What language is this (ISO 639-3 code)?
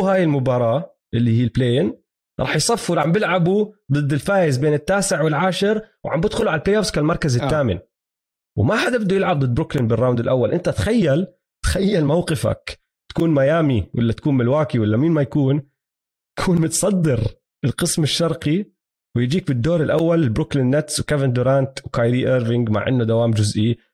ara